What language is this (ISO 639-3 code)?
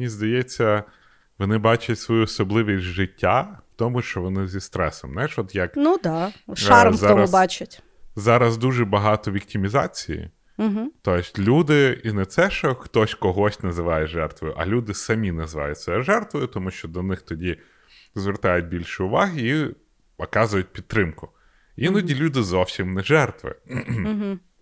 ukr